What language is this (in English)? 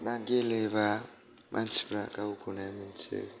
Bodo